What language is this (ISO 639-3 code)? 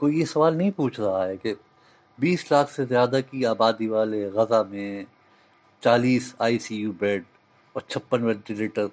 urd